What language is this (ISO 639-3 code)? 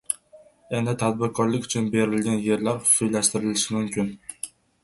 uzb